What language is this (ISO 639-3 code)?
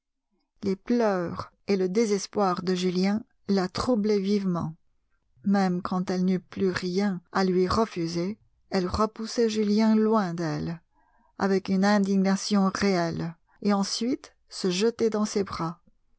fra